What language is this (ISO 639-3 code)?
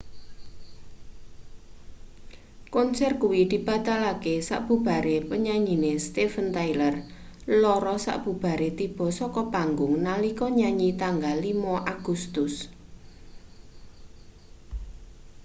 jav